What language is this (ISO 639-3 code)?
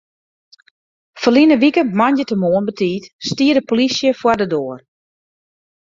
fry